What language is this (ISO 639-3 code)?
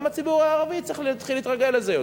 heb